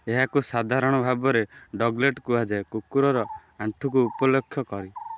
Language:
Odia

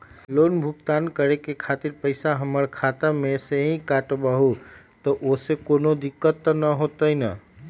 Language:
Magahi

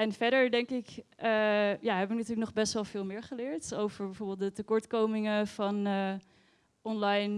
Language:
Dutch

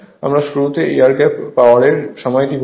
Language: Bangla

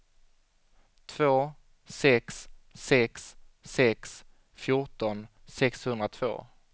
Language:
Swedish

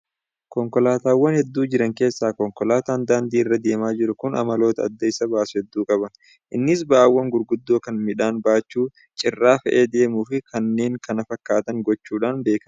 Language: Oromo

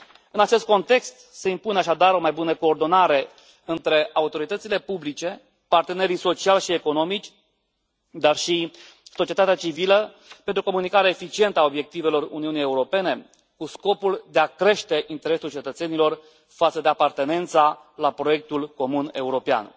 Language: Romanian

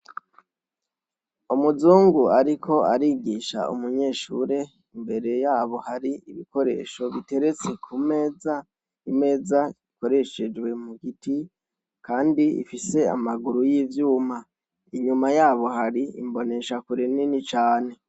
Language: Rundi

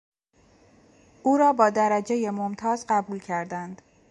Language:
Persian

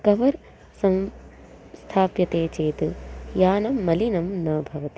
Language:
Sanskrit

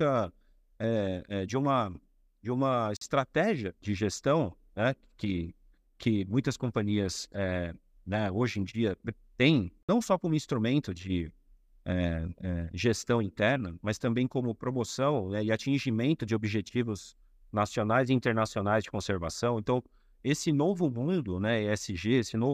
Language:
Portuguese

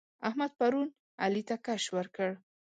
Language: Pashto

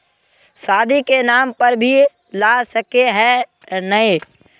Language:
Magahi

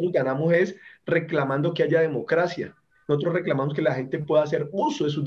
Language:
Spanish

